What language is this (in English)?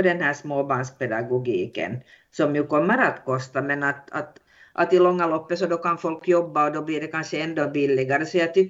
Swedish